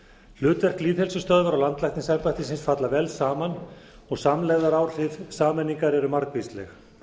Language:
Icelandic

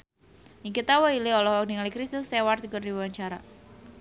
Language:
Sundanese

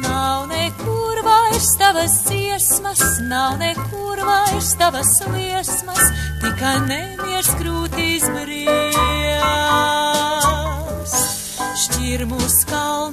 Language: Romanian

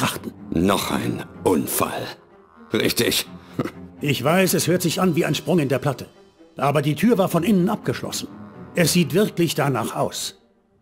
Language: German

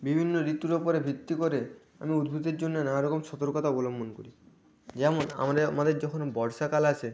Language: Bangla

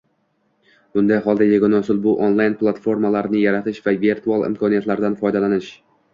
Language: Uzbek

